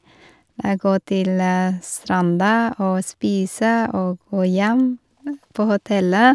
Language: Norwegian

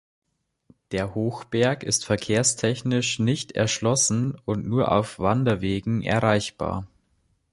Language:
German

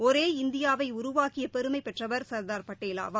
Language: Tamil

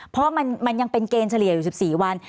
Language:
Thai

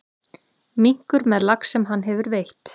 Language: Icelandic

